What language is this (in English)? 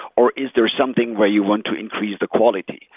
English